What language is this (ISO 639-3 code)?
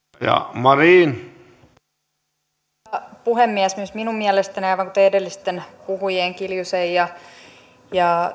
fin